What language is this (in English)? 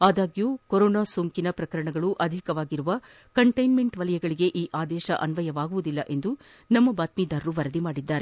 Kannada